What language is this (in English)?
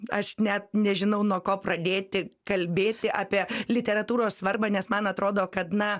Lithuanian